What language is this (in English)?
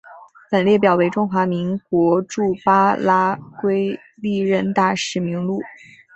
Chinese